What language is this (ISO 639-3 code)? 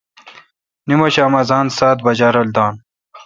xka